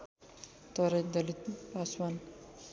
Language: Nepali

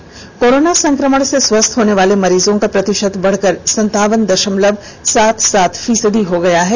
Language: Hindi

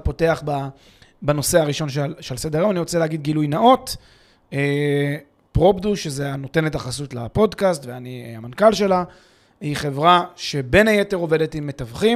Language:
Hebrew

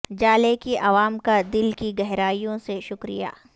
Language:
Urdu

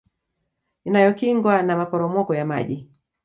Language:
Swahili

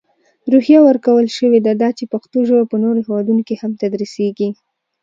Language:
Pashto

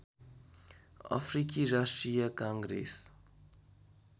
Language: Nepali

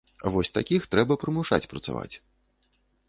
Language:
Belarusian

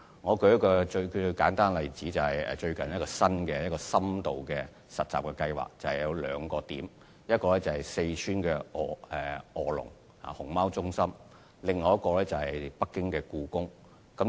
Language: Cantonese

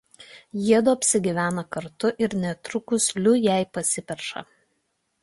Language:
Lithuanian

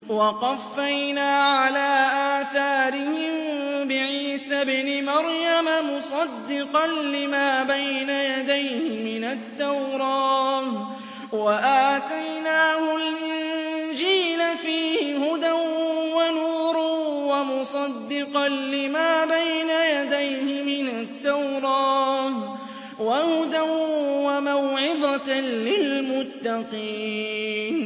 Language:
Arabic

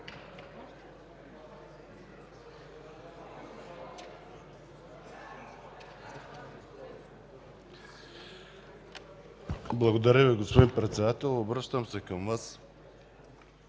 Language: Bulgarian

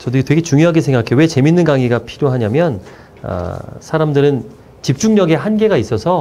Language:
Korean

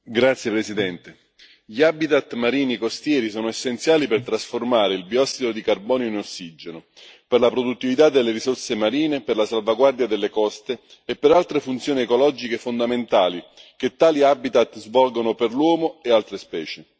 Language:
Italian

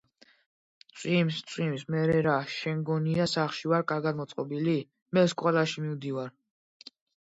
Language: Georgian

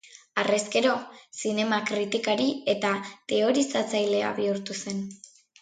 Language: Basque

